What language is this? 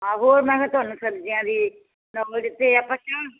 Punjabi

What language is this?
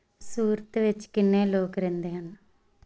Punjabi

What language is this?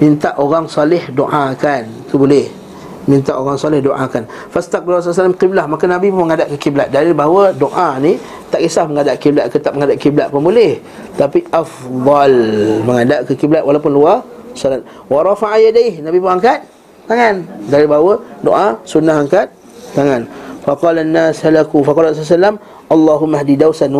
Malay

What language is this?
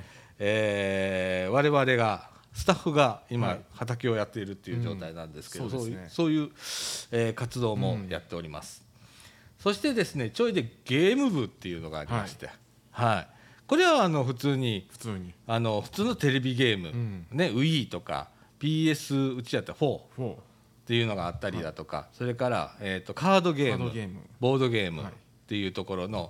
Japanese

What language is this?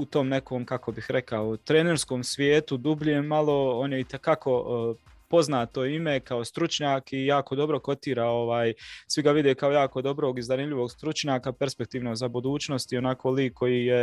Croatian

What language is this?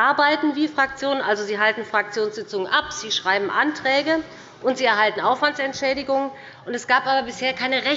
German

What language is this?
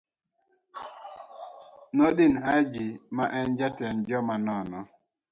Luo (Kenya and Tanzania)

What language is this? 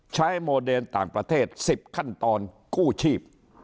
Thai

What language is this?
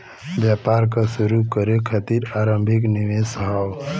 Bhojpuri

